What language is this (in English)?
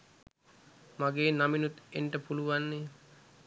Sinhala